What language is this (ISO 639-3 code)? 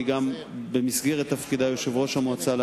heb